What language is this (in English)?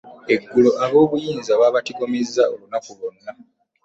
Ganda